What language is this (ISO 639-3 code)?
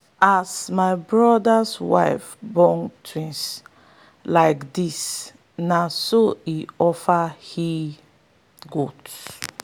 pcm